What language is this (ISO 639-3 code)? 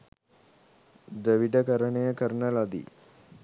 sin